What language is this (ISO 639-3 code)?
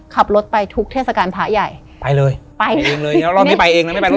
tha